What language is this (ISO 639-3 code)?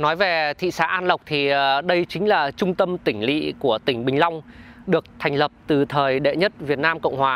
vie